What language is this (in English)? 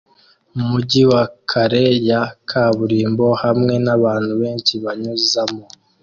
Kinyarwanda